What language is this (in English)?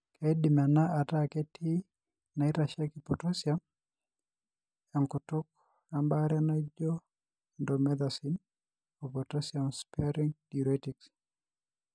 Masai